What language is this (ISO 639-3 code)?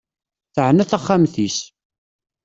kab